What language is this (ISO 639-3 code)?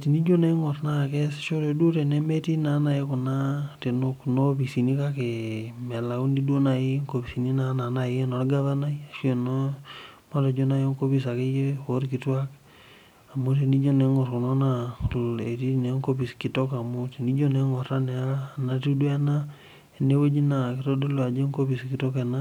mas